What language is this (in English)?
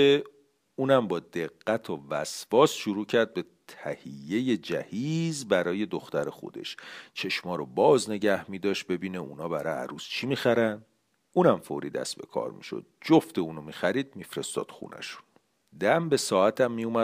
Persian